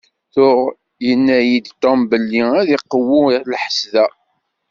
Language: Kabyle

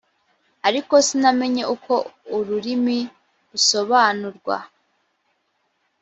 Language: Kinyarwanda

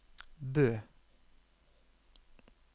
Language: Norwegian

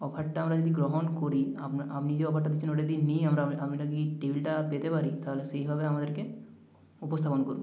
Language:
Bangla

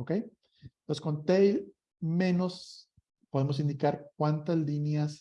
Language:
Spanish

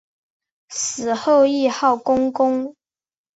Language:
Chinese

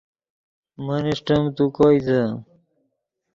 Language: Yidgha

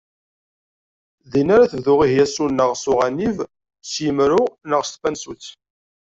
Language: Kabyle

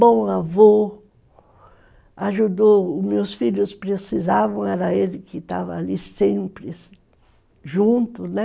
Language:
Portuguese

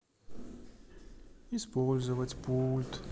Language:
Russian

